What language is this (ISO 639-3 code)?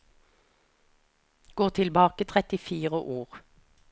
nor